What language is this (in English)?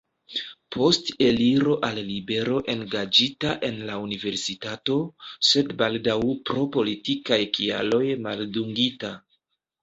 Esperanto